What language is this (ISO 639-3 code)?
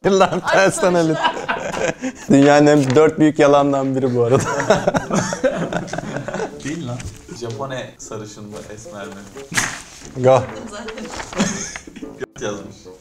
tur